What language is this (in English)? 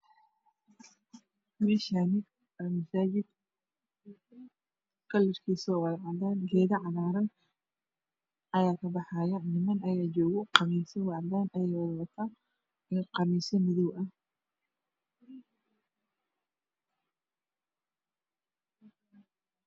Somali